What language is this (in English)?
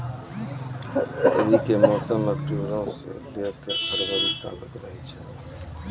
Maithili